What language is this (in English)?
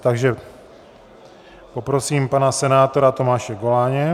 Czech